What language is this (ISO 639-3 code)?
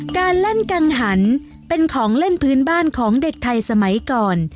tha